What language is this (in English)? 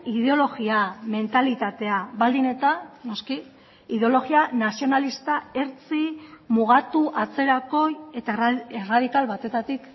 Basque